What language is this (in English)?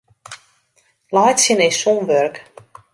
Western Frisian